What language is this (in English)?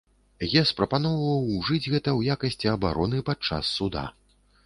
Belarusian